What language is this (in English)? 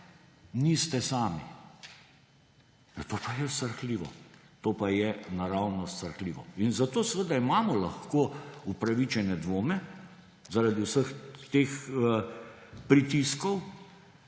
Slovenian